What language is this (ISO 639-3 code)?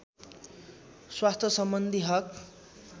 nep